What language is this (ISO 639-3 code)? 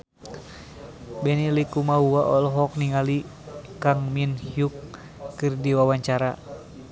sun